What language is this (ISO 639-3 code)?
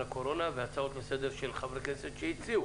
heb